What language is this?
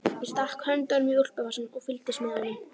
Icelandic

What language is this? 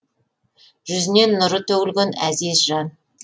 Kazakh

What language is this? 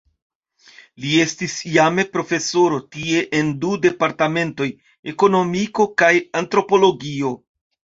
Esperanto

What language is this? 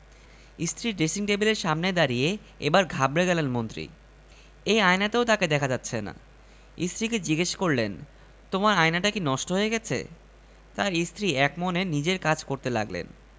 Bangla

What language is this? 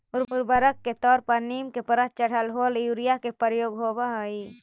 Magahi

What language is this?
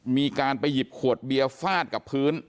Thai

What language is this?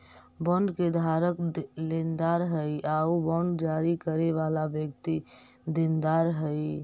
Magahi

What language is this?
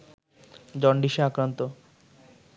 Bangla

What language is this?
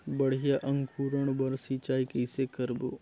Chhattisgarhi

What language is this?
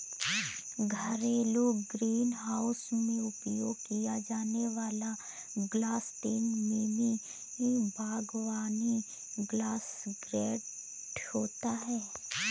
Hindi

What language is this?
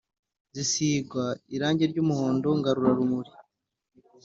Kinyarwanda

